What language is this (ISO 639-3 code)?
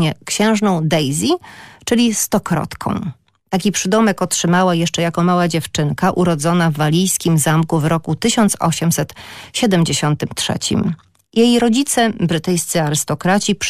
pol